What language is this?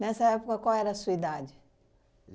Portuguese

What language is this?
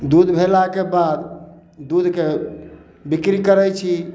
Maithili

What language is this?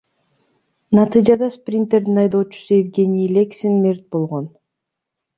Kyrgyz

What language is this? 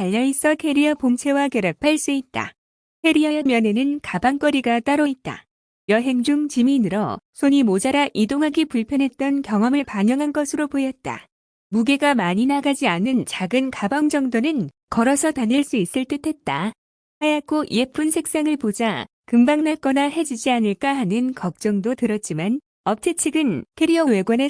Korean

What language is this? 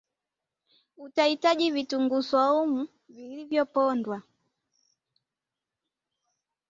Swahili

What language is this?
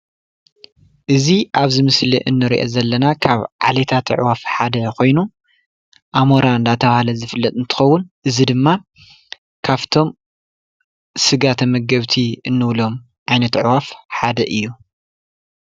Tigrinya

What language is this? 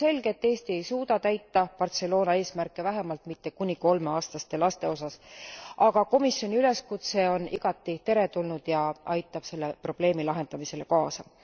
Estonian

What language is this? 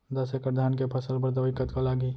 Chhattisgarhi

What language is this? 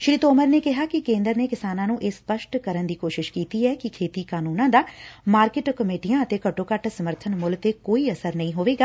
Punjabi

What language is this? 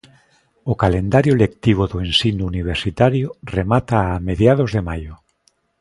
Galician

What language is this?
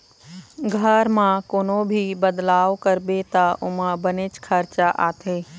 Chhattisgarhi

